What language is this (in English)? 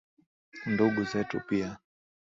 Swahili